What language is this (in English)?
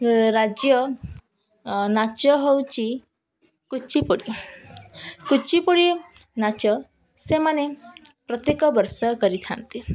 Odia